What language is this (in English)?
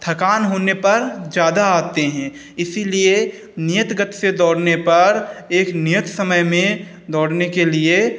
Hindi